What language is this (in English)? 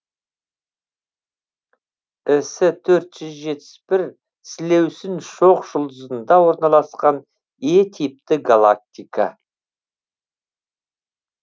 Kazakh